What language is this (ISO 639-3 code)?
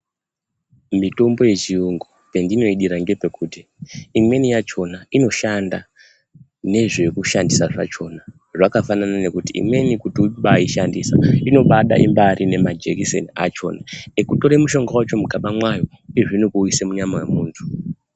ndc